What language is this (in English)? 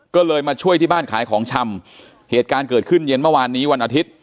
Thai